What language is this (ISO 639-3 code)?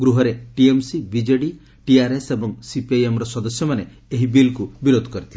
ori